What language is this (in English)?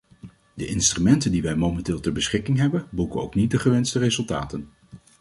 Dutch